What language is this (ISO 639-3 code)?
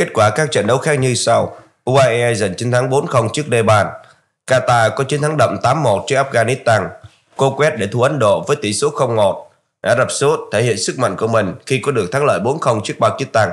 vie